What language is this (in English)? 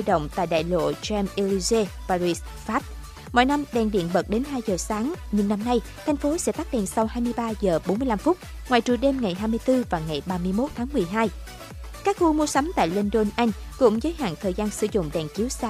Vietnamese